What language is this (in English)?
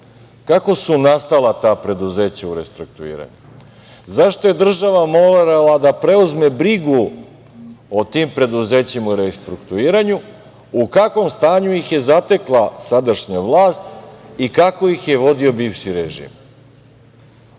Serbian